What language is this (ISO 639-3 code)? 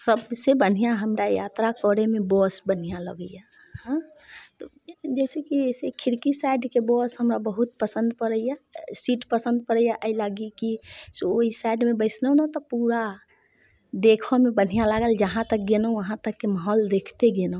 mai